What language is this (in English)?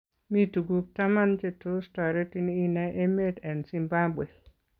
Kalenjin